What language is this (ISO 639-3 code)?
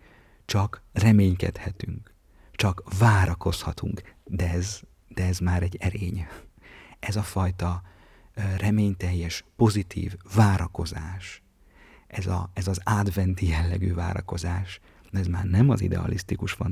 hun